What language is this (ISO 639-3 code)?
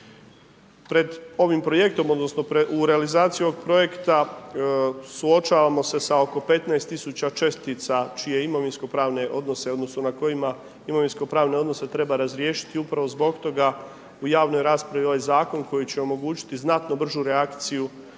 hrv